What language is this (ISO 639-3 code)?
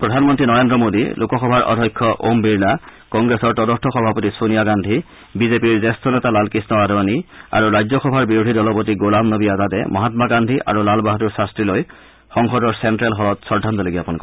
asm